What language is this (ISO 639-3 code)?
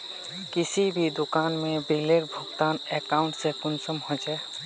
mag